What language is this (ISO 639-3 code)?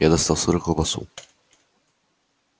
rus